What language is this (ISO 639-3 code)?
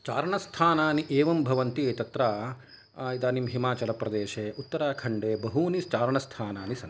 san